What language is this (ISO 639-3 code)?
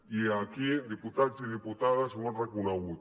cat